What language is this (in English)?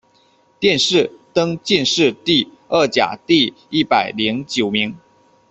Chinese